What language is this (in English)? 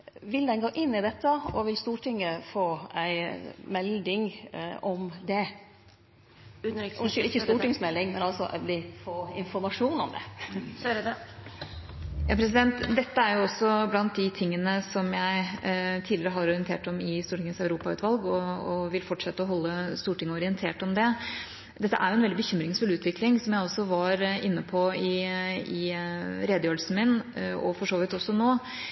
Norwegian